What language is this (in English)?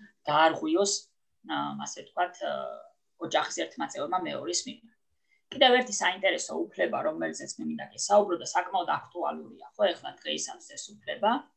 Italian